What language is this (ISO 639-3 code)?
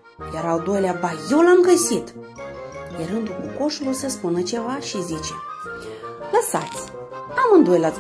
ron